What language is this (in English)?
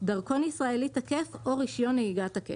Hebrew